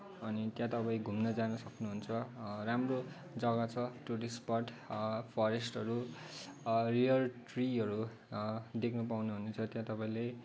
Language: Nepali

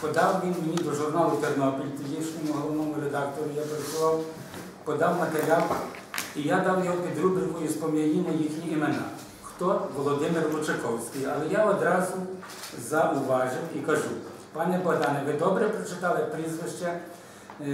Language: Ukrainian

